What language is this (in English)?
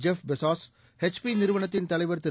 Tamil